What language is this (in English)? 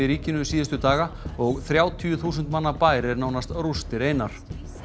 Icelandic